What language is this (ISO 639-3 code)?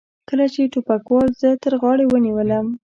pus